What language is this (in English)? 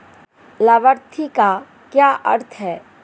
Hindi